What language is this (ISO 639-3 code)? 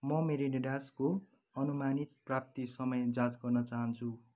nep